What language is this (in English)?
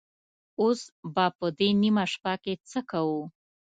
Pashto